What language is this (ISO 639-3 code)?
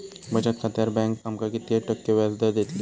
mar